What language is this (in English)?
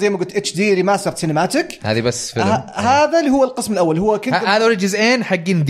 Arabic